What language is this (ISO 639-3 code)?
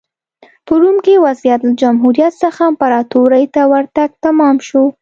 pus